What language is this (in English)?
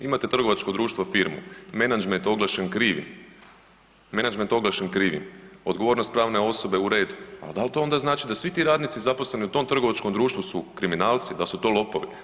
Croatian